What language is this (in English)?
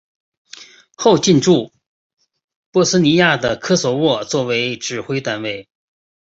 Chinese